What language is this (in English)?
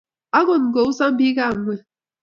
Kalenjin